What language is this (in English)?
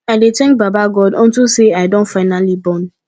Nigerian Pidgin